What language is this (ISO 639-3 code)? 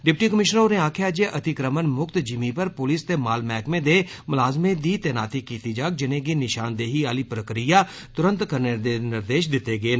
doi